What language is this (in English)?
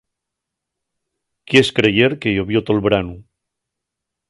Asturian